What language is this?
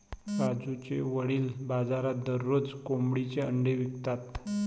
Marathi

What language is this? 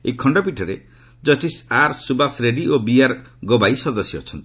Odia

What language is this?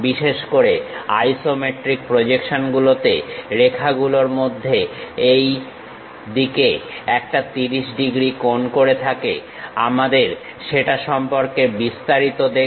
Bangla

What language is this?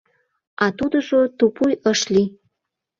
Mari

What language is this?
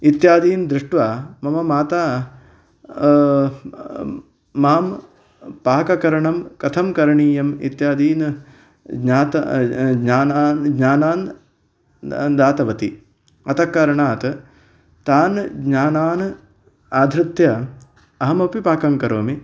Sanskrit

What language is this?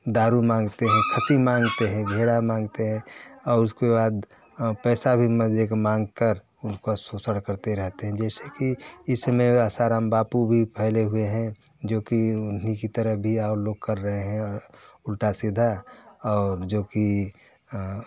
Hindi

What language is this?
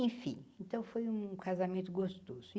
Portuguese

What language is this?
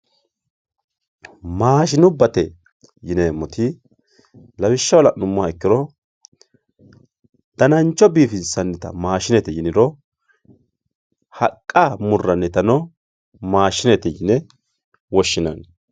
Sidamo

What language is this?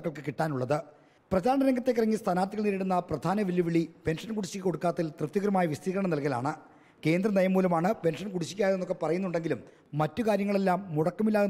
Malayalam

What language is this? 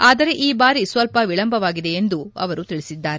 Kannada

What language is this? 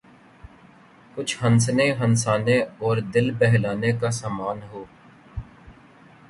Urdu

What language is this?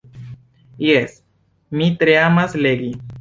Esperanto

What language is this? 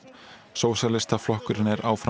Icelandic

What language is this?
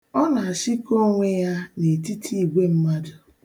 Igbo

